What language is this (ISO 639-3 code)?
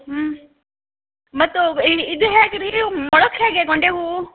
kan